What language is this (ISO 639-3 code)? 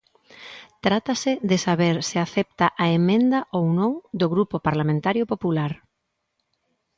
glg